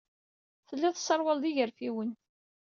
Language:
Kabyle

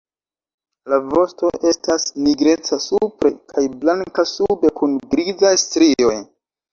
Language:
Esperanto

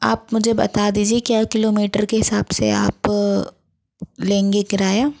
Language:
Hindi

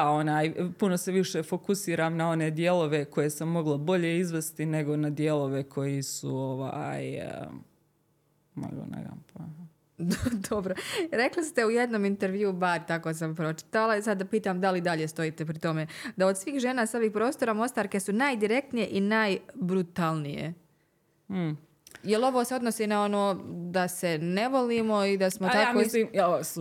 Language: Croatian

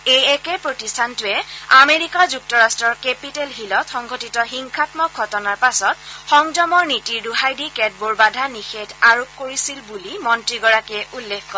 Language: Assamese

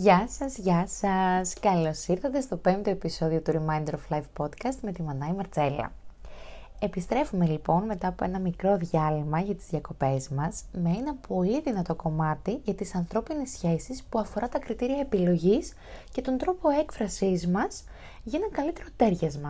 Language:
Greek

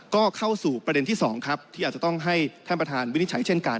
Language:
Thai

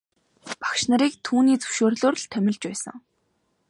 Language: Mongolian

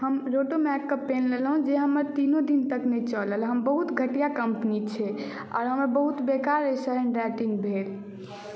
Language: Maithili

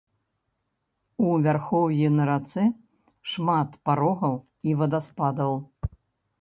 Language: Belarusian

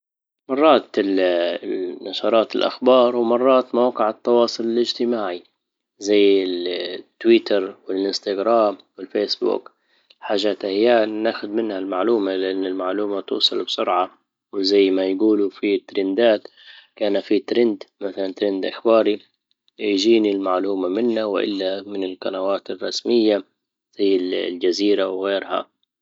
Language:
Libyan Arabic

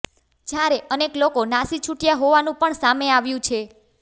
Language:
Gujarati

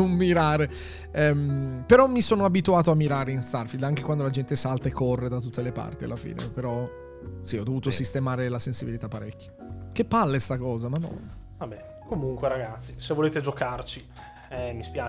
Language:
Italian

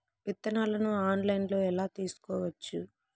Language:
Telugu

